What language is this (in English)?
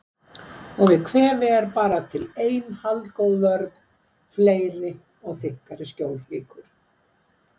Icelandic